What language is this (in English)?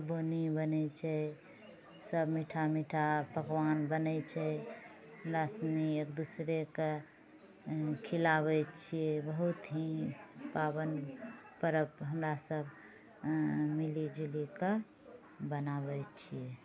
Maithili